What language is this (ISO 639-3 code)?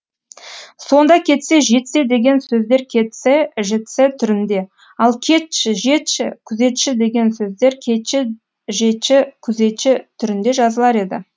kaz